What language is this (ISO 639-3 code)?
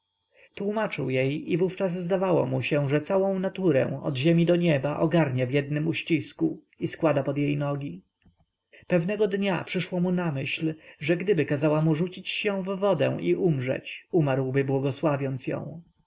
pol